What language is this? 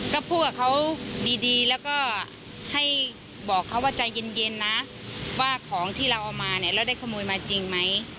Thai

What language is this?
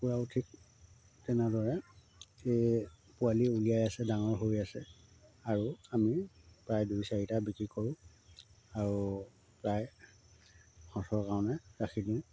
Assamese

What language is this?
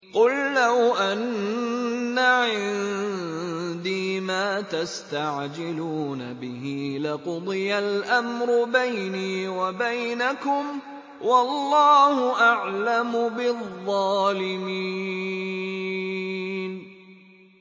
Arabic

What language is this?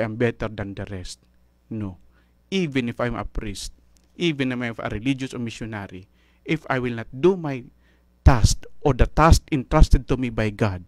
Filipino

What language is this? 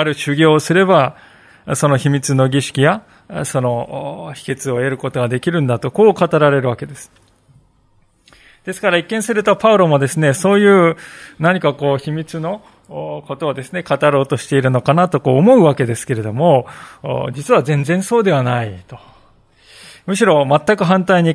Japanese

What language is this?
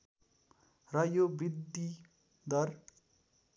Nepali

